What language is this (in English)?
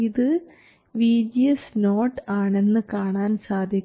Malayalam